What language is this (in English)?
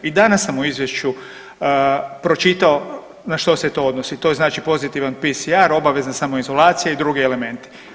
Croatian